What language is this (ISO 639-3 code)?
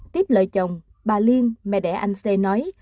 vie